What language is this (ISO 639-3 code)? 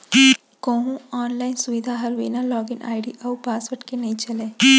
hne